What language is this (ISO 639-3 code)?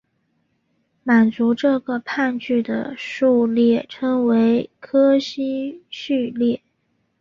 zho